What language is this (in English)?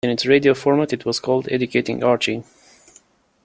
English